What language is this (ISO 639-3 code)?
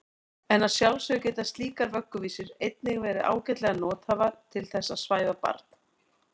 isl